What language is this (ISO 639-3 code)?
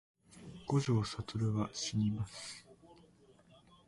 jpn